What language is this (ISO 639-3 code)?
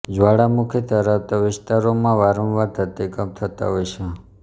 guj